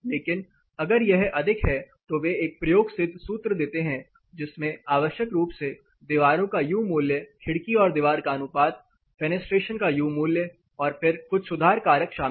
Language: Hindi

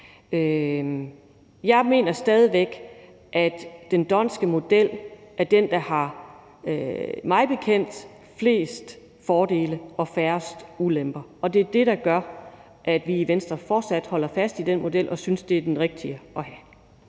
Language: Danish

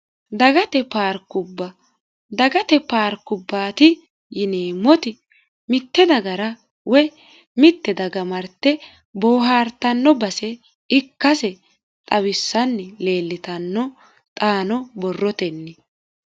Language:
Sidamo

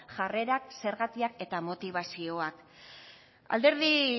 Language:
Basque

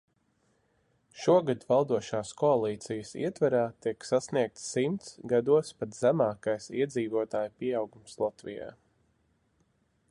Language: Latvian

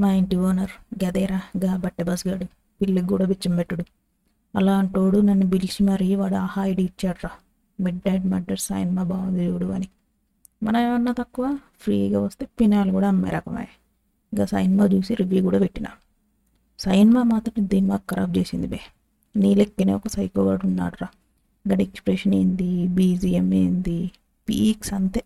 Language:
Telugu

